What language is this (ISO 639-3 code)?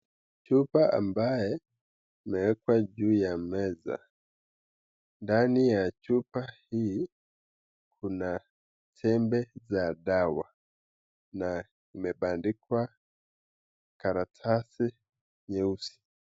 swa